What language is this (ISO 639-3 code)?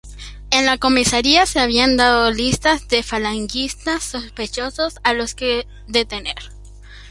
spa